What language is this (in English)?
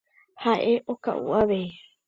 Guarani